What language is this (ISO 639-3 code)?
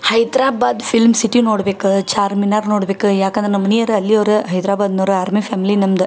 kan